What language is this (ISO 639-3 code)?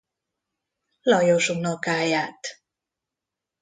hun